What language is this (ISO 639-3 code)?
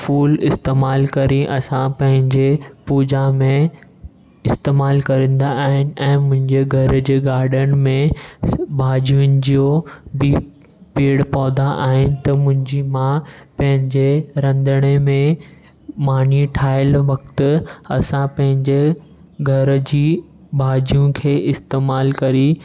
snd